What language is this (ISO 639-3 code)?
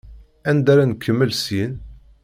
kab